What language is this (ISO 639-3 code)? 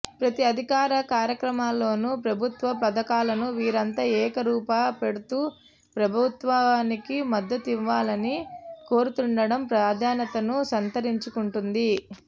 tel